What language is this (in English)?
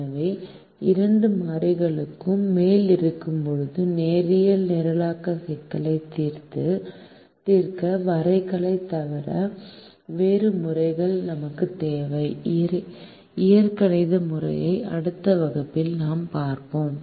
Tamil